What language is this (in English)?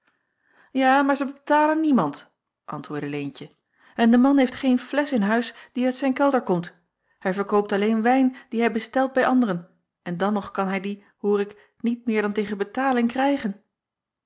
Dutch